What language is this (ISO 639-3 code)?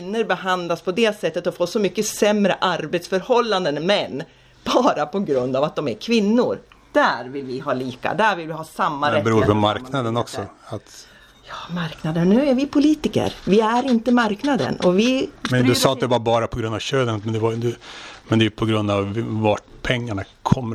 swe